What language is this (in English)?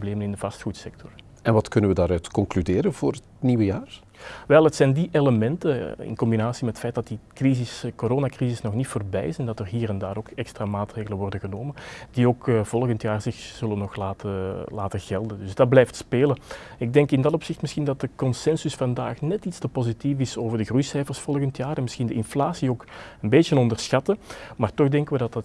Dutch